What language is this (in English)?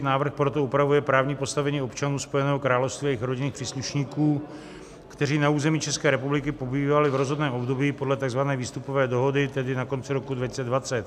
Czech